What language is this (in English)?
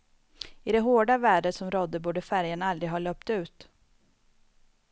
Swedish